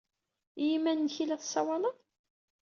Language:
Kabyle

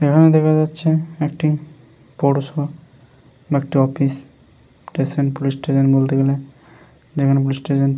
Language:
Bangla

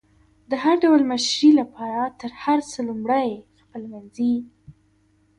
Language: Pashto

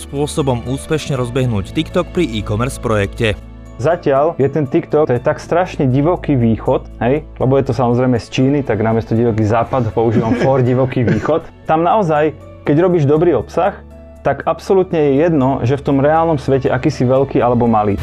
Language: Slovak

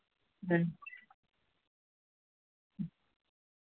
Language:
Dogri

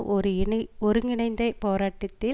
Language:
Tamil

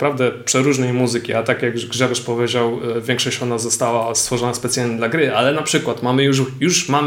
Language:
Polish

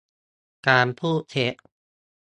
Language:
Thai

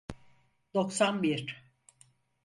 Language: Turkish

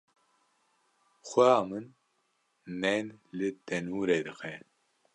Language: Kurdish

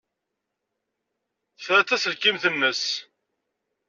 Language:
Kabyle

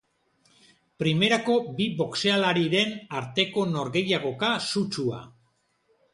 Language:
Basque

